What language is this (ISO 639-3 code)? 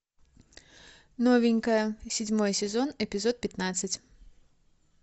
rus